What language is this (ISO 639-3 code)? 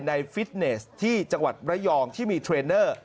tha